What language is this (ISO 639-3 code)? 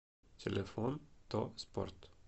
rus